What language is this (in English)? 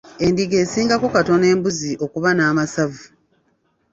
Ganda